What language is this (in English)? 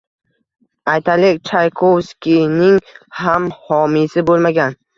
Uzbek